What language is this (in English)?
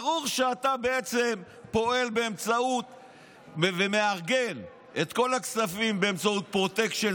Hebrew